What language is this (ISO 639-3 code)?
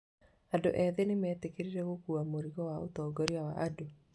kik